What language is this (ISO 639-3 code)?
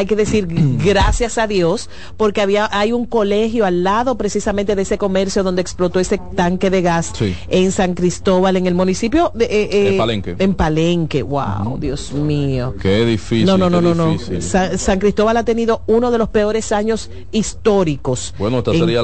spa